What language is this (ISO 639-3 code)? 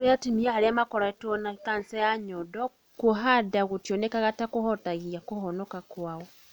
kik